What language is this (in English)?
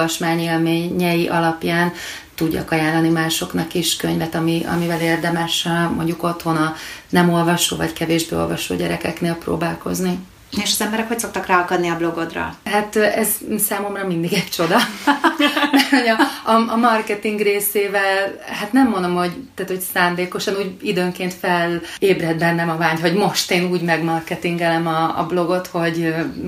Hungarian